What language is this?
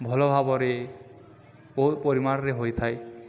Odia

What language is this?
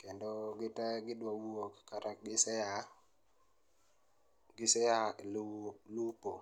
Luo (Kenya and Tanzania)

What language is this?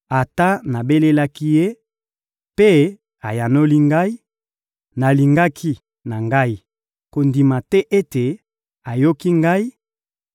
Lingala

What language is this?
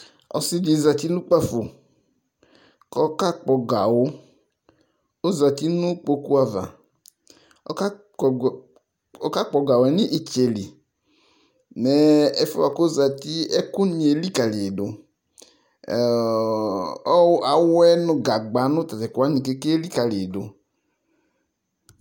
Ikposo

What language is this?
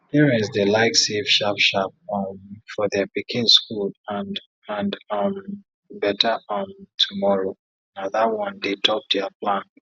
Nigerian Pidgin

